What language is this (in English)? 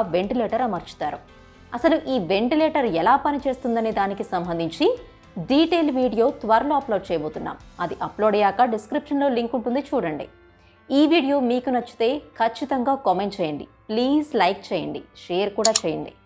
Telugu